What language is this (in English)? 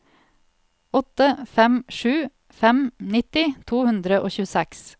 Norwegian